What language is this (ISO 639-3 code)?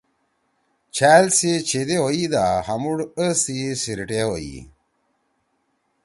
trw